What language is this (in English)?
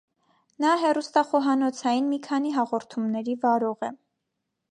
Armenian